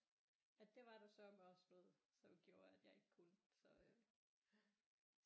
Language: Danish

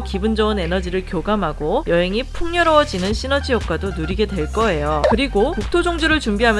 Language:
Korean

